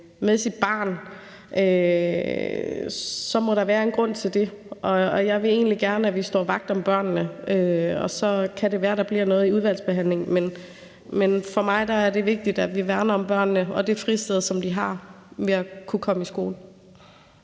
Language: Danish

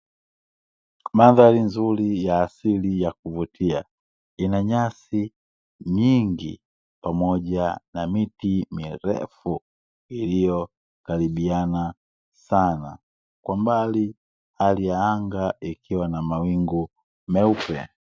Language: Swahili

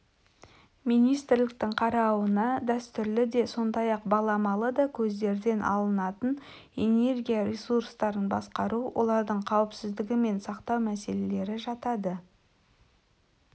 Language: Kazakh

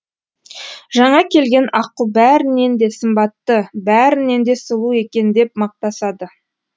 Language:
Kazakh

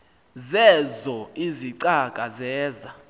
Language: Xhosa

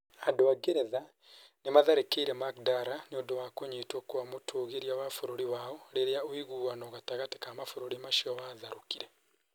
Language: Kikuyu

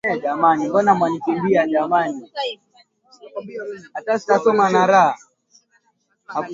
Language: Swahili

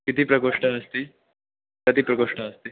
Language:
Sanskrit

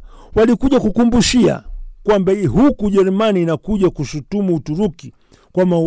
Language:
Swahili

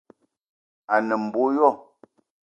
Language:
Eton (Cameroon)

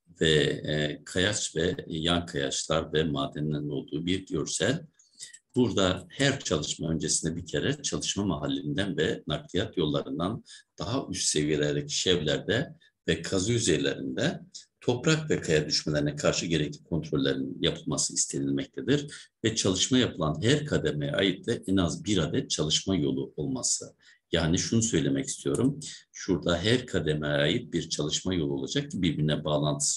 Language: Turkish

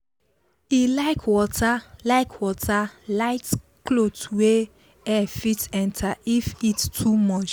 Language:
Nigerian Pidgin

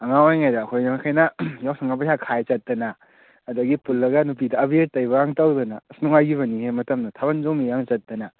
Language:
Manipuri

